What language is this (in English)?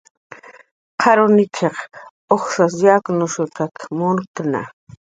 Jaqaru